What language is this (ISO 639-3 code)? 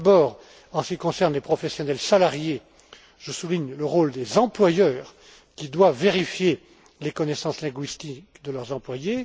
fra